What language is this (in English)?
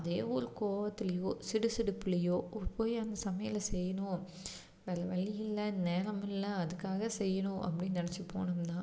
Tamil